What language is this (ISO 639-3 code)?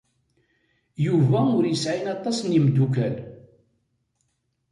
kab